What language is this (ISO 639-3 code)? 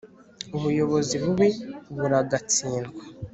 kin